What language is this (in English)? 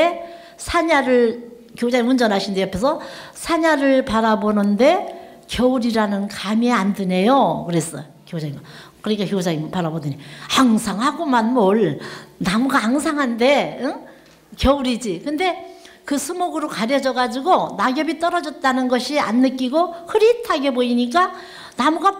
Korean